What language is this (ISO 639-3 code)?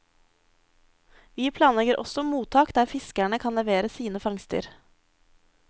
nor